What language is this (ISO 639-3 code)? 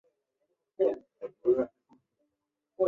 zho